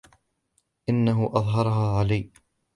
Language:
Arabic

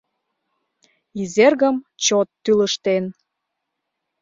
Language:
Mari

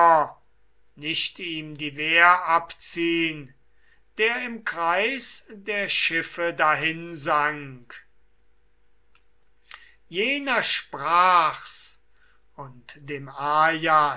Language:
German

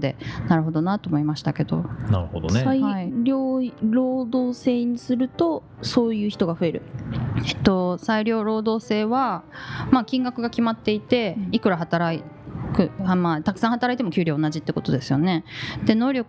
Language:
Japanese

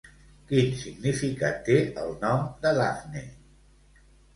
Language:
Catalan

